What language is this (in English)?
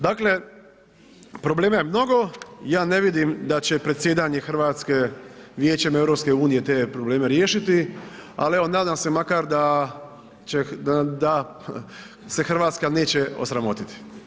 Croatian